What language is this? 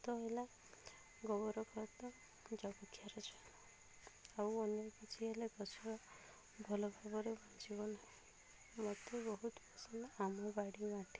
Odia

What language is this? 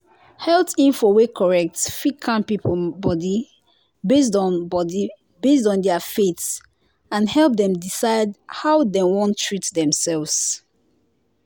Nigerian Pidgin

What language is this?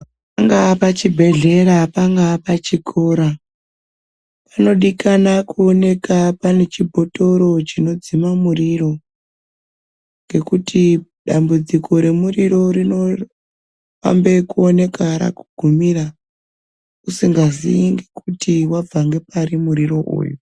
Ndau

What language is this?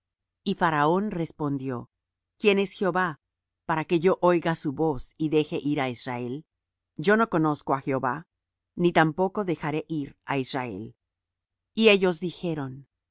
Spanish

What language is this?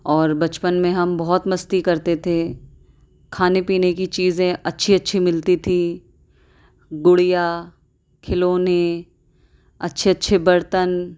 Urdu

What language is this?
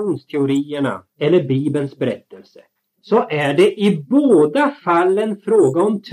Swedish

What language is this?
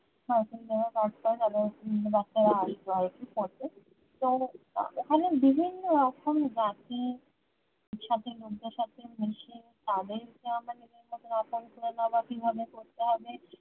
Bangla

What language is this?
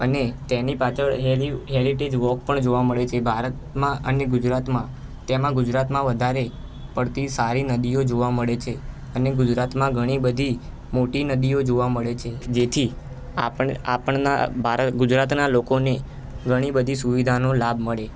Gujarati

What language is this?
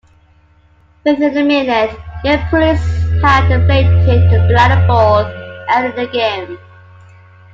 English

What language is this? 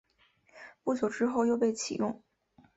Chinese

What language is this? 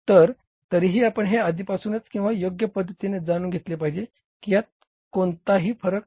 Marathi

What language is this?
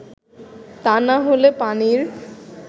Bangla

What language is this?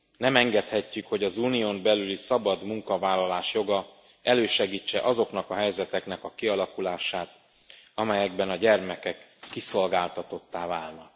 Hungarian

